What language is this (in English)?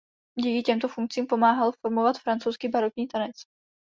Czech